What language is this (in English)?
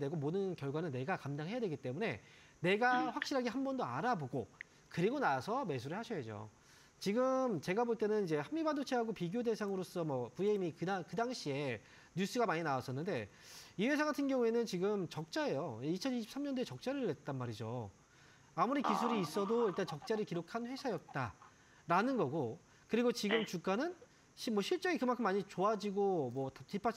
Korean